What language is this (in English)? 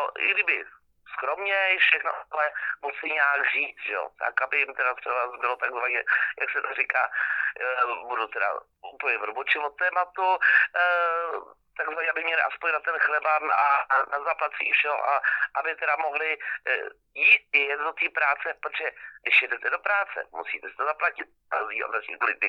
Czech